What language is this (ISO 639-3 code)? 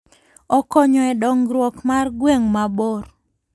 luo